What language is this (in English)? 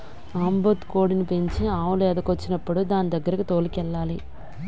Telugu